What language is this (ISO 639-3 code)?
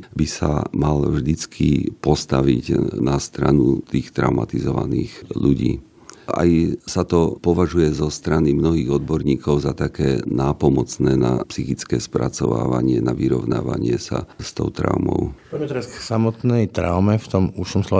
slk